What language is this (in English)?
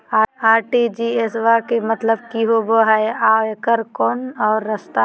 Magahi